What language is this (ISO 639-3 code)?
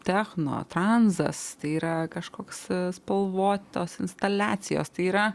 lit